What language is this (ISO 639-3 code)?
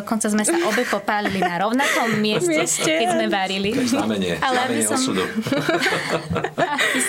slk